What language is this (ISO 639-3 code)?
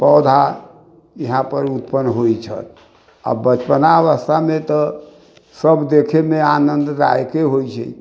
mai